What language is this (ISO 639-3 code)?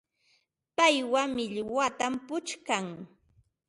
qva